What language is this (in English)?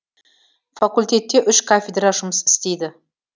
Kazakh